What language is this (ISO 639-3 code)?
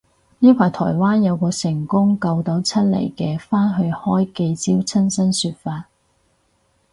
yue